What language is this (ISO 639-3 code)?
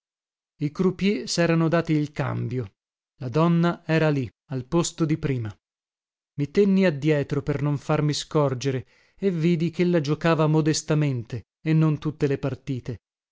ita